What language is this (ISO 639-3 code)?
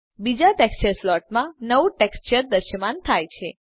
guj